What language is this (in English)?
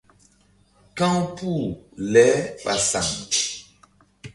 Mbum